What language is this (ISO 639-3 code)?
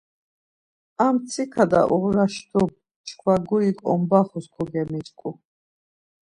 lzz